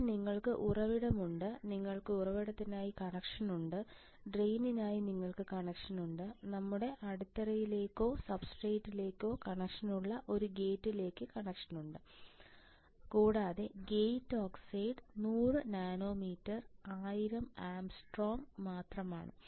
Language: Malayalam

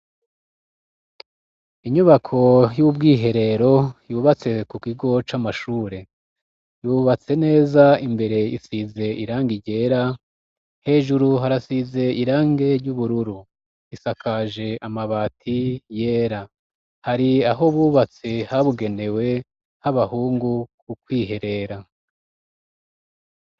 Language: Rundi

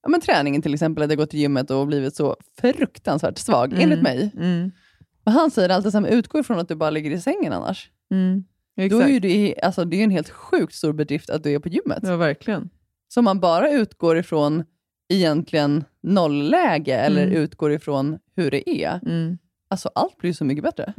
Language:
Swedish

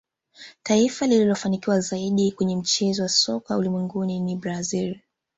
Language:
Swahili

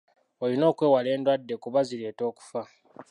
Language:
Ganda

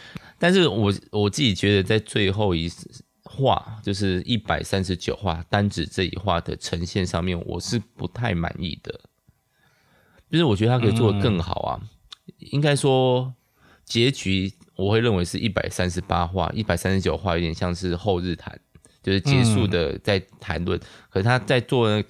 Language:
Chinese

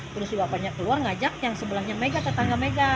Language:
Indonesian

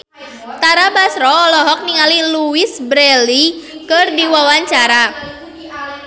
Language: Sundanese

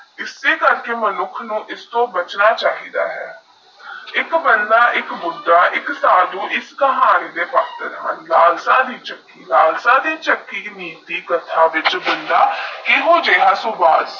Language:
Punjabi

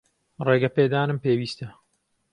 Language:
Central Kurdish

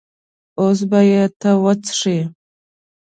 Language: Pashto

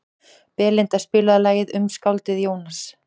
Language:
Icelandic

